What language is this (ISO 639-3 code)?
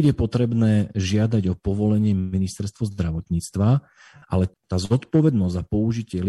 slk